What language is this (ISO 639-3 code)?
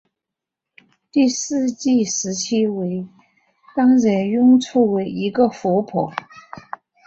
zho